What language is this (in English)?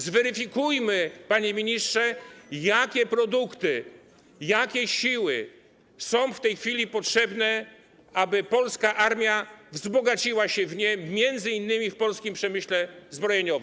Polish